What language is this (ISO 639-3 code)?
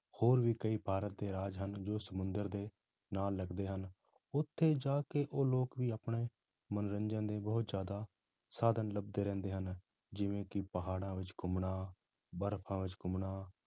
pan